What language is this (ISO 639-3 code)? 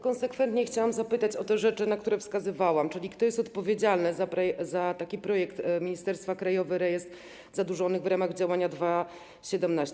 pol